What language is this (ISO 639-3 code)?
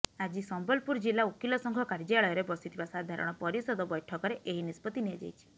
ori